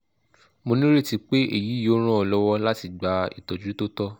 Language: Yoruba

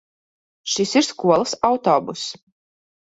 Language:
Latvian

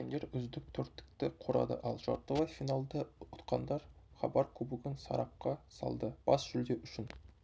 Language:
Kazakh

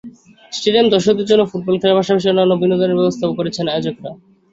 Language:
Bangla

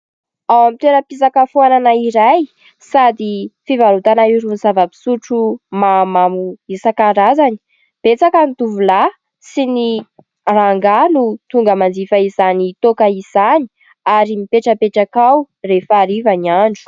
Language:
Malagasy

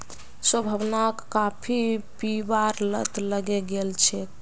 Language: Magahi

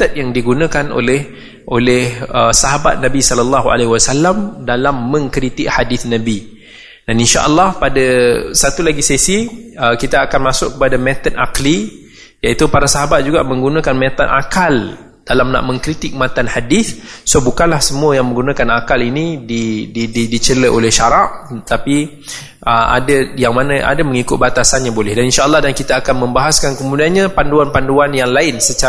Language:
Malay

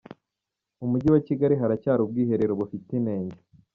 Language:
Kinyarwanda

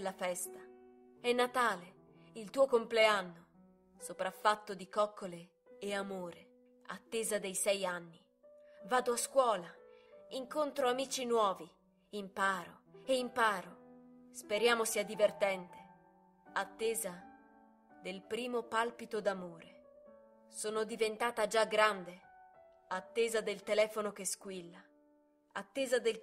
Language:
Italian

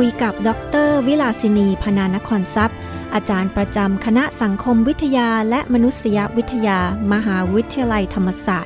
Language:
Thai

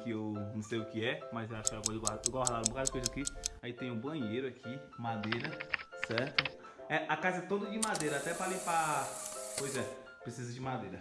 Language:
Portuguese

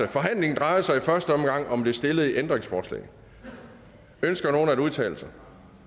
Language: Danish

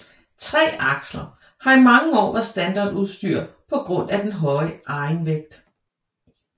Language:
Danish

